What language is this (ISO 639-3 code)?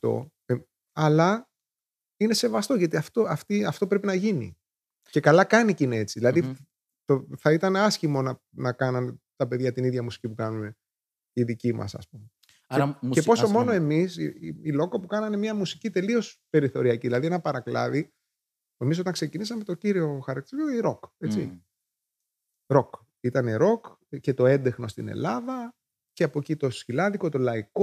ell